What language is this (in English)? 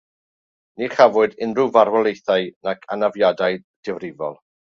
Welsh